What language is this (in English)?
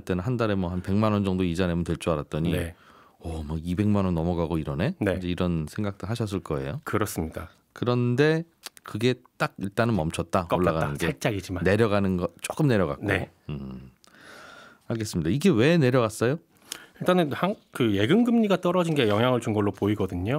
Korean